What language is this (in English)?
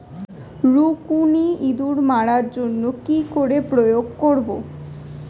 Bangla